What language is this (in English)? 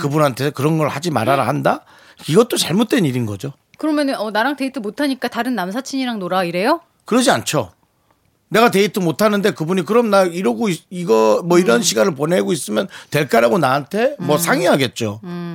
Korean